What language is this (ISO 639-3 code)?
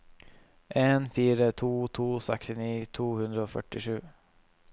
nor